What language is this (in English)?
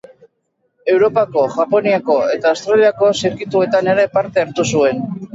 Basque